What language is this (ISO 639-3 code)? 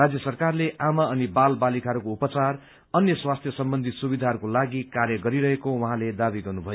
nep